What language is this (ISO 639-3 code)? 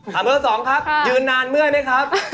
tha